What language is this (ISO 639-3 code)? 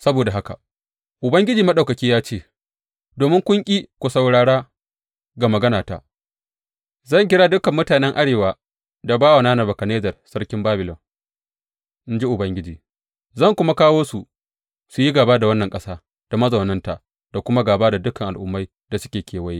hau